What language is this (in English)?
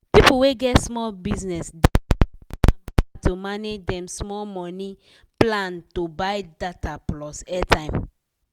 Nigerian Pidgin